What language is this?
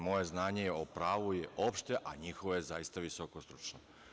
Serbian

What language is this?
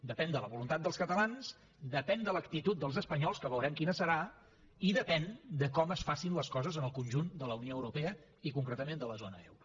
Catalan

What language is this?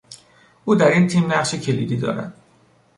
Persian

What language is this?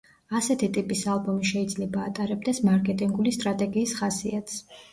Georgian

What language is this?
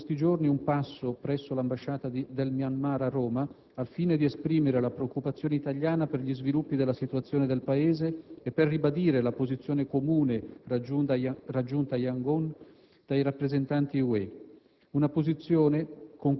Italian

